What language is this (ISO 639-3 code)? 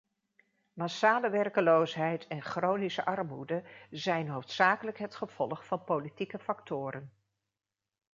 nld